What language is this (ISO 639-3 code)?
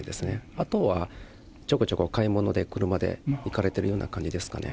jpn